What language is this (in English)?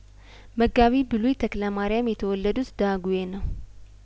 Amharic